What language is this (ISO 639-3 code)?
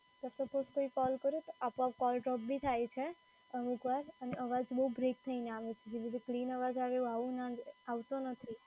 guj